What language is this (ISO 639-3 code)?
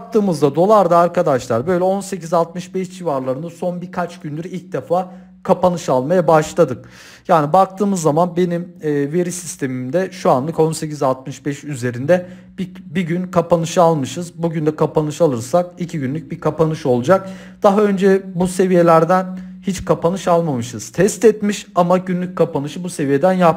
tur